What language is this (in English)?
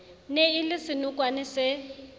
Southern Sotho